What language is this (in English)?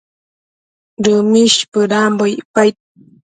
Matsés